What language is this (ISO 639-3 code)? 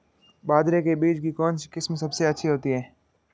hin